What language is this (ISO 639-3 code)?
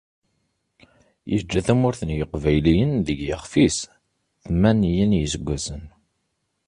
kab